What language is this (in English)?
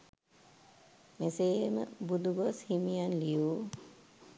Sinhala